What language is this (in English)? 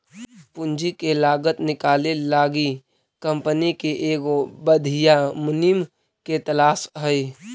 Magahi